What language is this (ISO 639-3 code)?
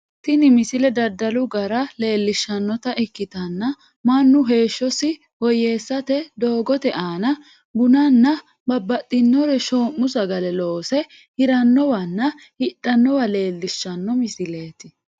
sid